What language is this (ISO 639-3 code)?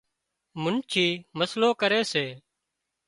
kxp